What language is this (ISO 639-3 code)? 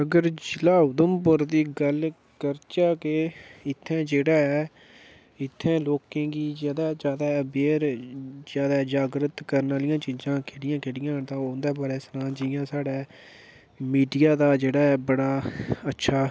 doi